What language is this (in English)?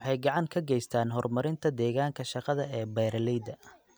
Somali